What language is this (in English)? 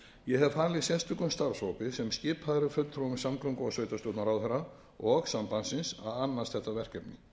Icelandic